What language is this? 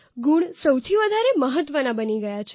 Gujarati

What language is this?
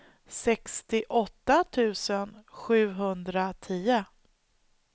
Swedish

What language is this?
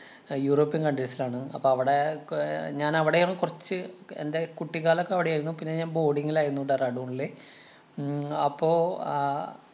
Malayalam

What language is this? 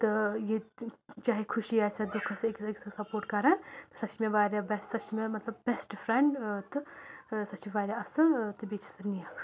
Kashmiri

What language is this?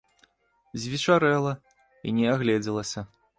Belarusian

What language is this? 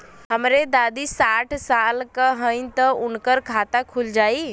Bhojpuri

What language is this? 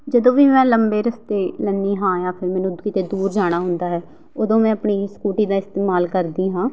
Punjabi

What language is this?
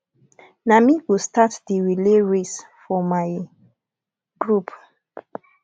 Nigerian Pidgin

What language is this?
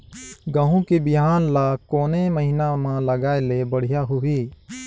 Chhattisgarhi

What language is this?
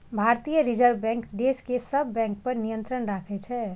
Maithili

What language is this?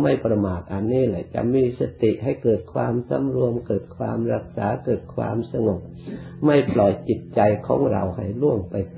Thai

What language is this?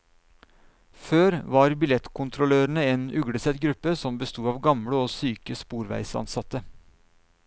Norwegian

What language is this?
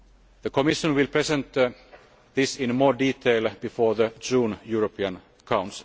English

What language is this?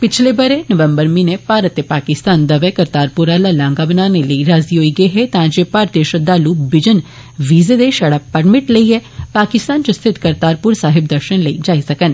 Dogri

